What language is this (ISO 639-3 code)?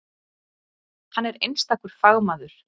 isl